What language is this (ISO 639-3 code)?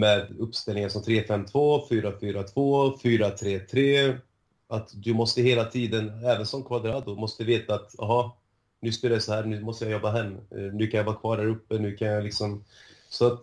swe